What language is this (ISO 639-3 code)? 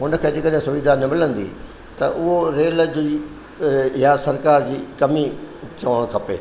snd